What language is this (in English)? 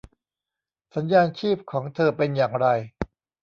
Thai